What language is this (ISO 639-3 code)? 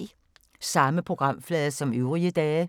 dan